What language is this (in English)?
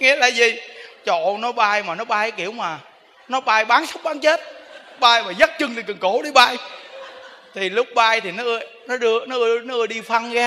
Vietnamese